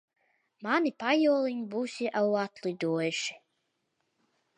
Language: Latvian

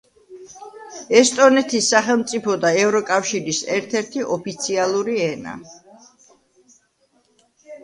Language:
Georgian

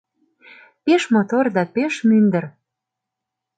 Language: Mari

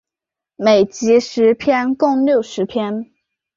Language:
Chinese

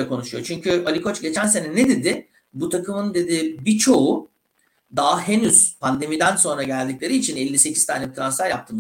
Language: Turkish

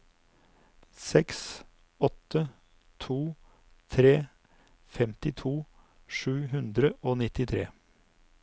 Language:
Norwegian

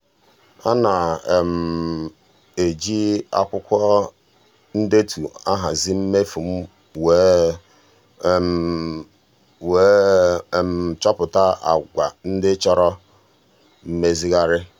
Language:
Igbo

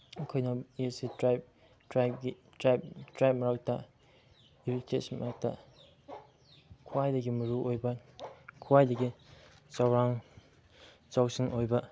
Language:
Manipuri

